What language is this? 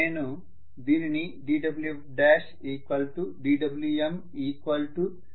Telugu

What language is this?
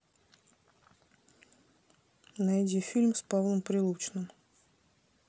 Russian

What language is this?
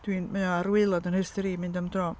Welsh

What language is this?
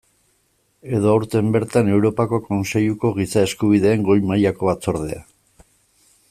Basque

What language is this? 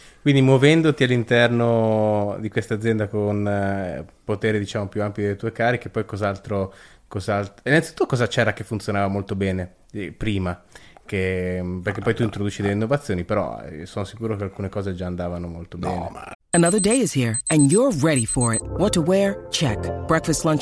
Italian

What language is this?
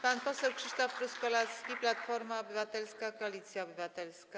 Polish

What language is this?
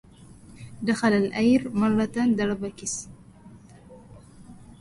Arabic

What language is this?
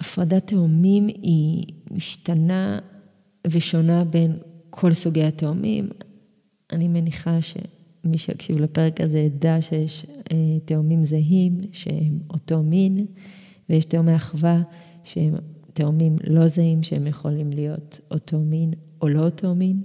Hebrew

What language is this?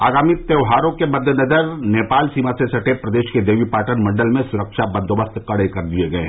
Hindi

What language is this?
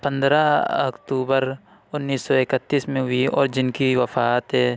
Urdu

